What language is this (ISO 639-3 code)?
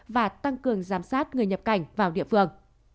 vie